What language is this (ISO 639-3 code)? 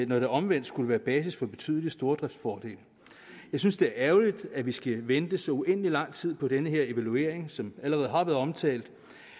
dan